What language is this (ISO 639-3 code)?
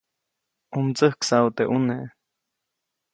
zoc